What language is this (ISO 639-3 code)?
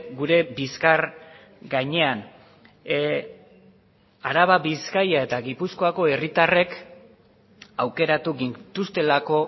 eus